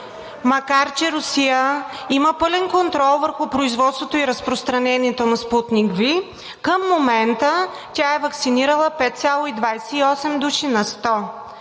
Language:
Bulgarian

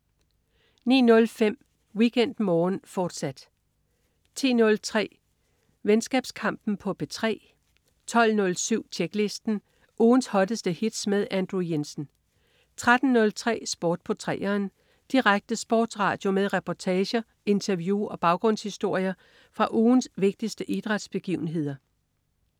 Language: Danish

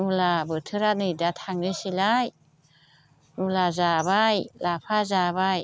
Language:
Bodo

